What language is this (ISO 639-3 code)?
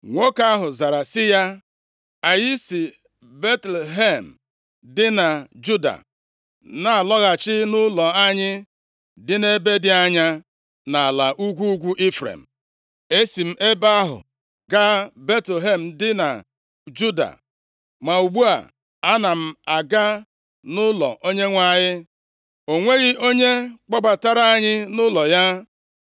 ibo